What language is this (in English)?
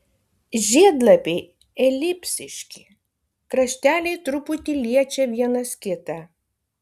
Lithuanian